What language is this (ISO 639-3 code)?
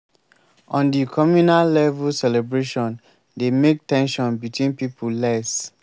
pcm